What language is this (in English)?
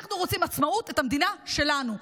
Hebrew